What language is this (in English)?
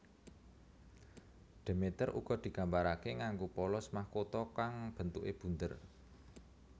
Javanese